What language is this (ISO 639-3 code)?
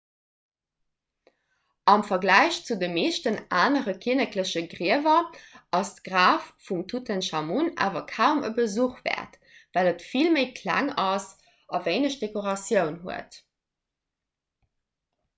ltz